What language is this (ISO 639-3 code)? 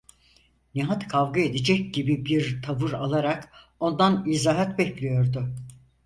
tur